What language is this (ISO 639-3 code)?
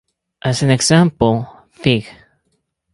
eng